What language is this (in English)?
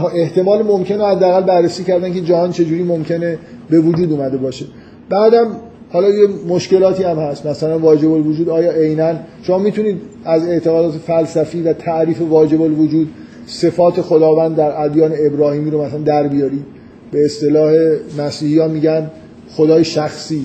Persian